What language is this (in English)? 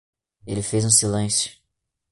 Portuguese